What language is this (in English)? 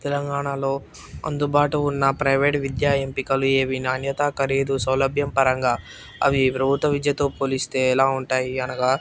Telugu